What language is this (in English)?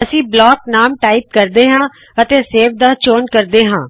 Punjabi